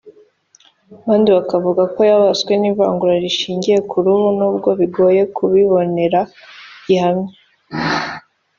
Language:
Kinyarwanda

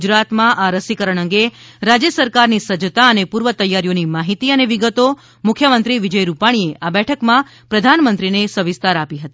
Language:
Gujarati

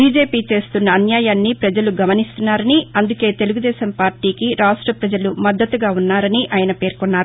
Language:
Telugu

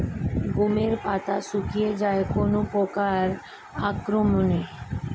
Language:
Bangla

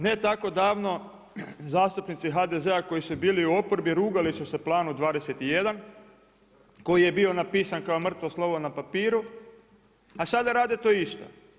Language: Croatian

